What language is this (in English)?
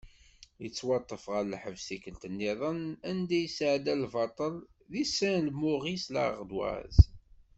Kabyle